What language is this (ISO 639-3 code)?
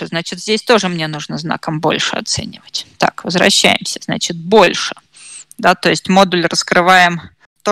rus